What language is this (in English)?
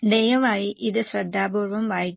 Malayalam